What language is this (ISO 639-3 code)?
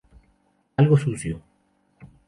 spa